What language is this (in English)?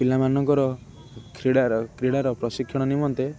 Odia